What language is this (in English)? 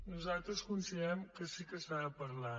Catalan